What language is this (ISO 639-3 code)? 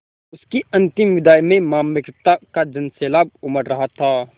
hin